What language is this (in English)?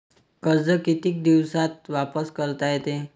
Marathi